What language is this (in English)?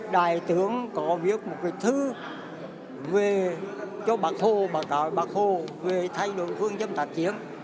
Vietnamese